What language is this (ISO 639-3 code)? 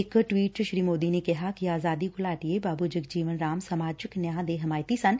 pan